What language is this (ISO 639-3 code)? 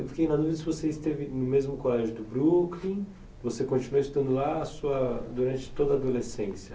por